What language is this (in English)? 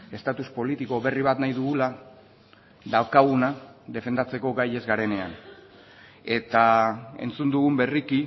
Basque